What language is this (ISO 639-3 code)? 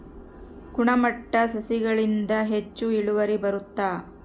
kan